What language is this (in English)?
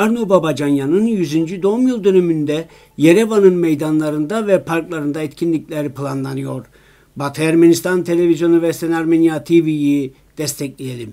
Turkish